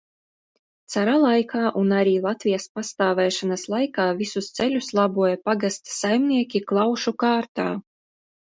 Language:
Latvian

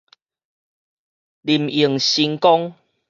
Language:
Min Nan Chinese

